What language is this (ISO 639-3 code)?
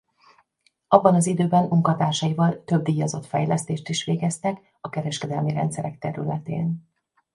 hun